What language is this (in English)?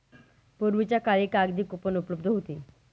Marathi